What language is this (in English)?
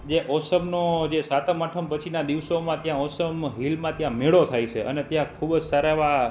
Gujarati